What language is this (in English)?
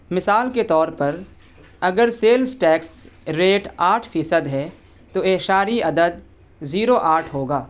Urdu